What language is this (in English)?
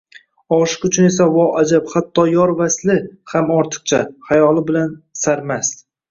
Uzbek